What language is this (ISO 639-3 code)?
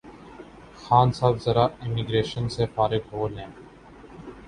urd